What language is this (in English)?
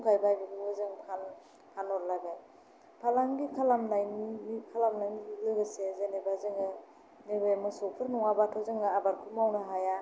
Bodo